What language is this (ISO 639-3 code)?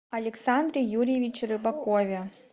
rus